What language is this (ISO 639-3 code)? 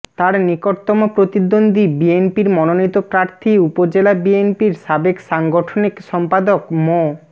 ben